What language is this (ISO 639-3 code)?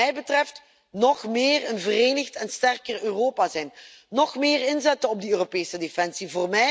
nld